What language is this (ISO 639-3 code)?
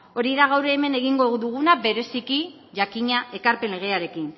eus